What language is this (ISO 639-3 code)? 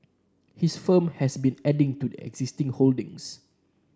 eng